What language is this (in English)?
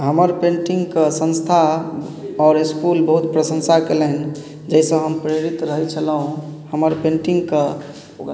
Maithili